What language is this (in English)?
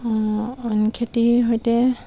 Assamese